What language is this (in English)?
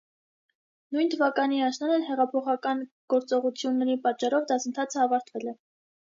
Armenian